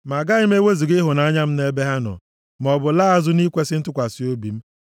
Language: Igbo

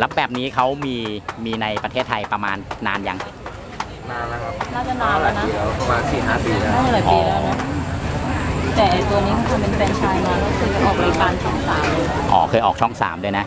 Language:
Thai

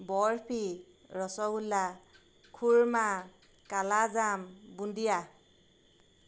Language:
Assamese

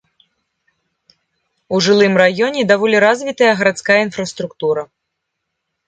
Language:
Belarusian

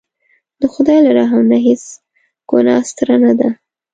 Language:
Pashto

